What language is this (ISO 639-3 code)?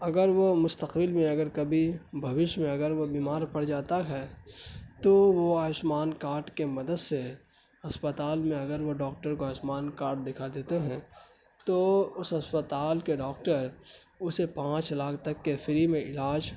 urd